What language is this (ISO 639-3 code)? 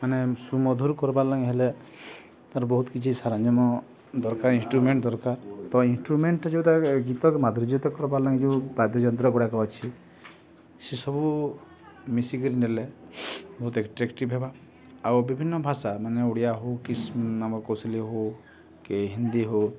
ori